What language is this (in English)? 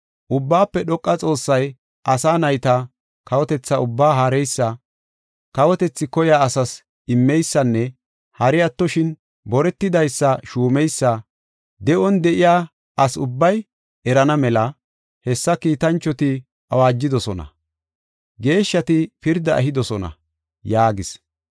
Gofa